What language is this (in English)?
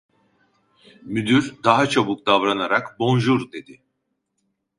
Turkish